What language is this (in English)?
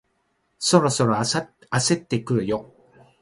Japanese